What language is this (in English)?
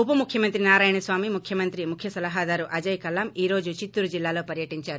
Telugu